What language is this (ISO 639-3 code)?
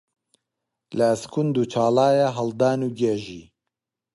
ckb